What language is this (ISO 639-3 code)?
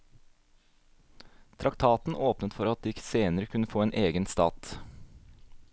nor